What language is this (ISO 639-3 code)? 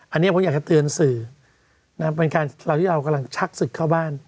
tha